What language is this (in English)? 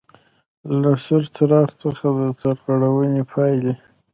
Pashto